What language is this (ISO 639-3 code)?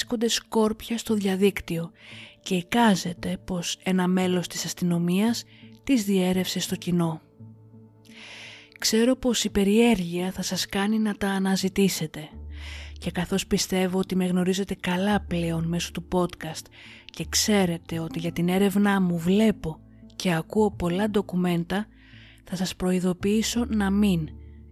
ell